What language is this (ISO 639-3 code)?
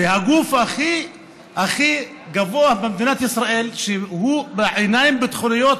heb